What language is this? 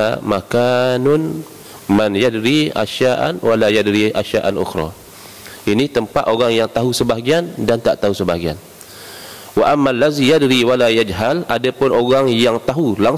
Malay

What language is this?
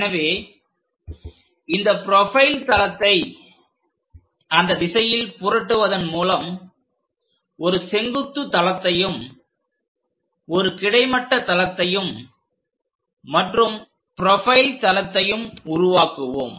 Tamil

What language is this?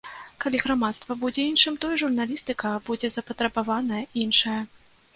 Belarusian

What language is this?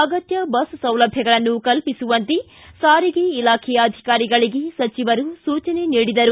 Kannada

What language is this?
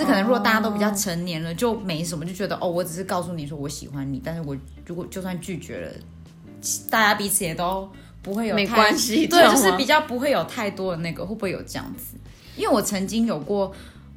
Chinese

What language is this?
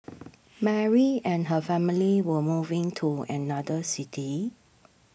English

